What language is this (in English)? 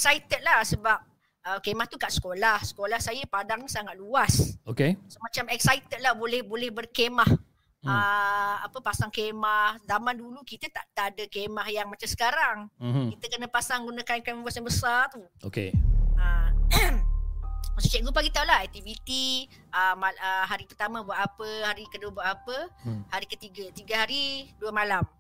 Malay